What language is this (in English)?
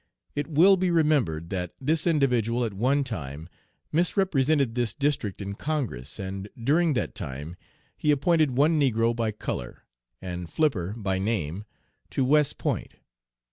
English